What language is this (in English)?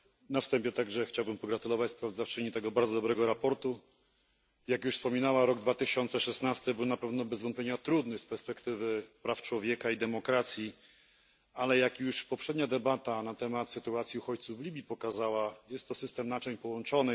Polish